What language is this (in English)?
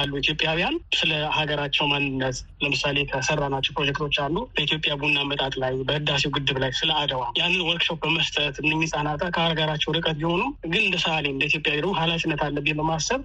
Amharic